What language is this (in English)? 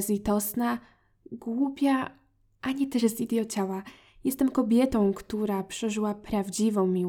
Polish